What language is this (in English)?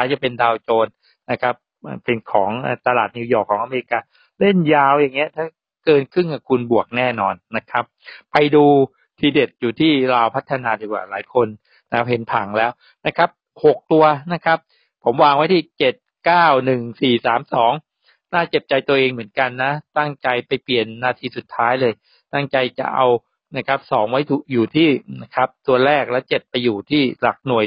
Thai